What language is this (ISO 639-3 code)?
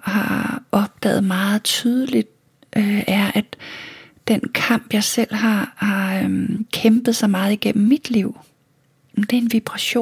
dan